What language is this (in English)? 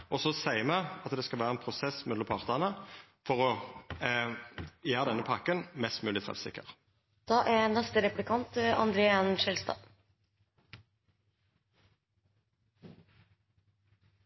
Norwegian